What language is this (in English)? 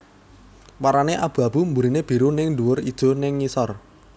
Javanese